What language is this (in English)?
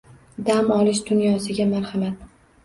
Uzbek